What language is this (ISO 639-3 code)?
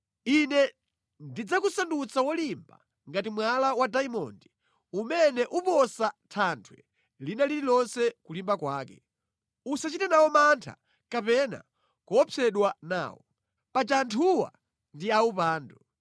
nya